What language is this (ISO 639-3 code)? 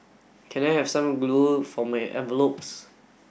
eng